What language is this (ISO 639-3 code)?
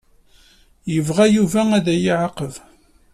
kab